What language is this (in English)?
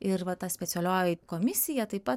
Lithuanian